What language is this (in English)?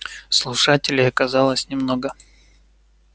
Russian